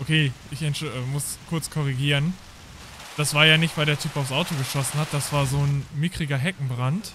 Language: German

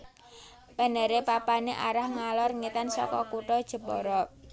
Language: Javanese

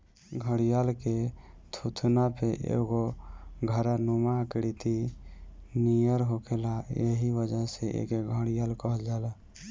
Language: Bhojpuri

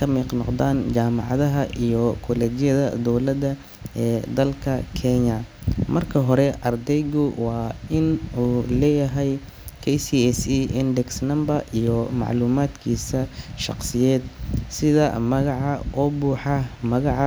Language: Somali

